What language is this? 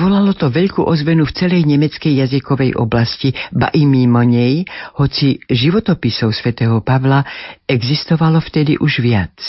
Slovak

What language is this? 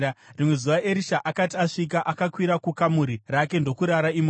Shona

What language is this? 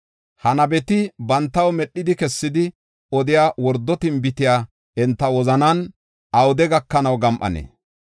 Gofa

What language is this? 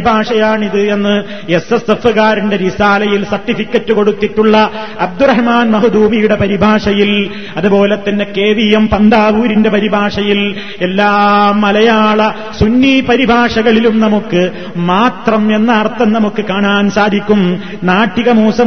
Malayalam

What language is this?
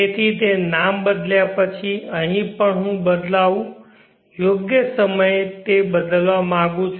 Gujarati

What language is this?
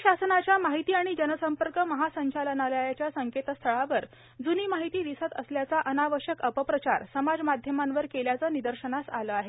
Marathi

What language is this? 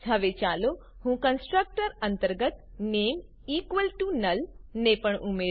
Gujarati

